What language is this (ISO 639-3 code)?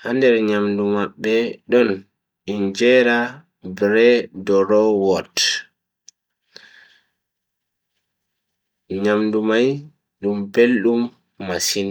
fui